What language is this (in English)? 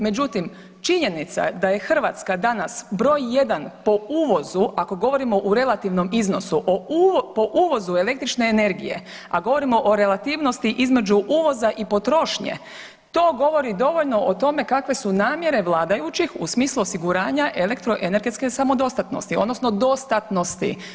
Croatian